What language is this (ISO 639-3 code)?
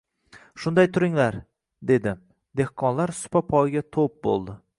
uzb